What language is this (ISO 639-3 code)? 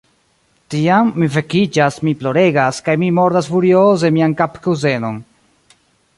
epo